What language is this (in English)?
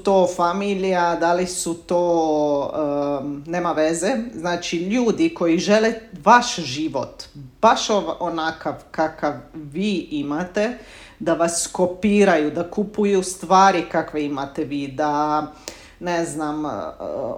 Croatian